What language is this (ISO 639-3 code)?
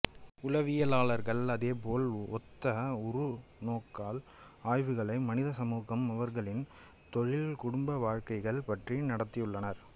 tam